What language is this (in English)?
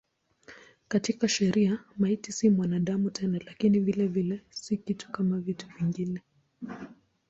Swahili